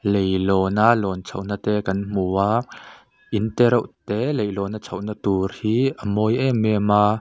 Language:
Mizo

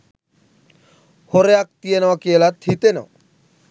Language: Sinhala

